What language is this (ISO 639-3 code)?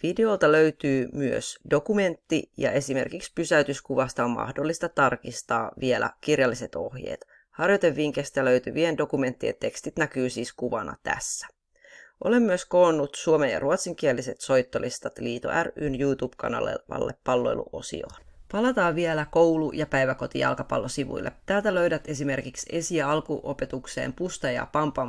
fin